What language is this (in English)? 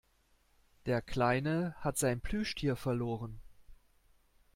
German